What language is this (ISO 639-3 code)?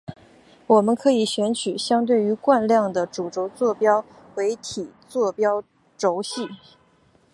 zho